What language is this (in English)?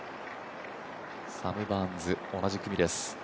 Japanese